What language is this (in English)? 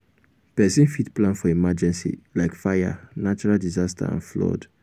Nigerian Pidgin